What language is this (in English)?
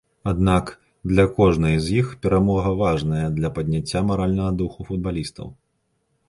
Belarusian